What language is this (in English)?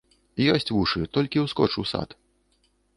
Belarusian